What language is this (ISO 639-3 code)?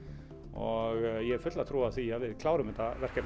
isl